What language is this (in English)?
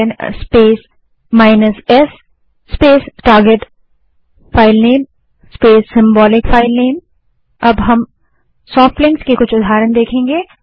Hindi